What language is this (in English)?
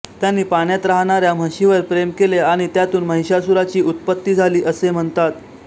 Marathi